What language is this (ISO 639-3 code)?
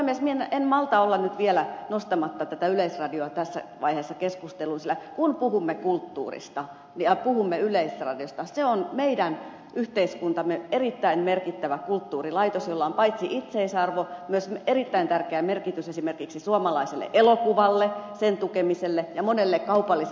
fin